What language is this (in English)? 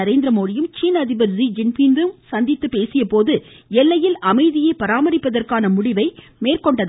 Tamil